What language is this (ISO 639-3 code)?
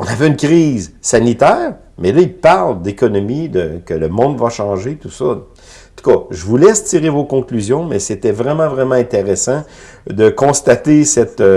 fra